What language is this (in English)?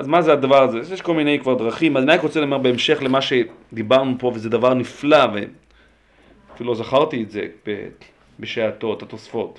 Hebrew